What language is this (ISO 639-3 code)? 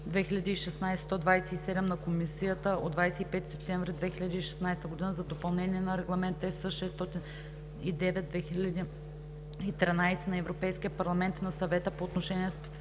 bul